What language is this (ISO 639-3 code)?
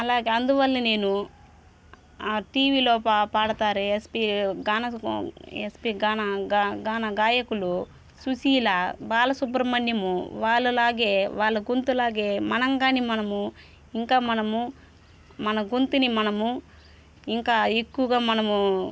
tel